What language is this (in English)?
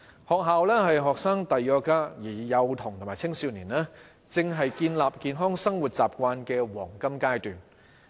Cantonese